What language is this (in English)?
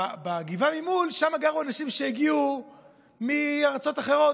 Hebrew